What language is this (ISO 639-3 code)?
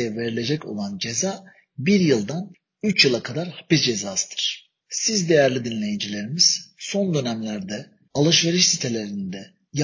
tur